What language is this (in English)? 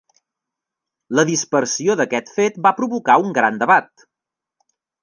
Catalan